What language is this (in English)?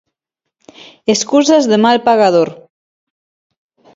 Galician